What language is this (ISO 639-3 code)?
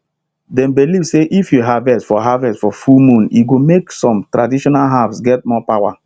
pcm